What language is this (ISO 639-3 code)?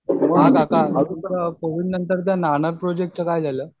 mar